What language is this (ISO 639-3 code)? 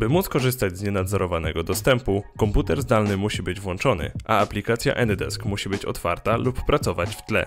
pol